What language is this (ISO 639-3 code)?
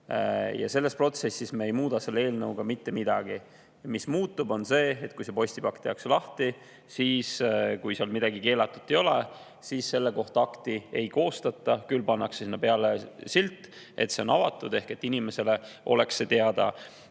est